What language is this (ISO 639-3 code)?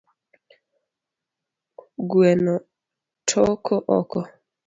luo